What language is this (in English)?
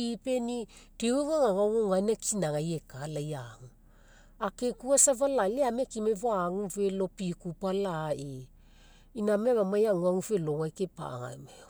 Mekeo